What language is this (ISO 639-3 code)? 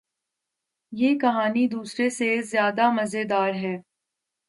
urd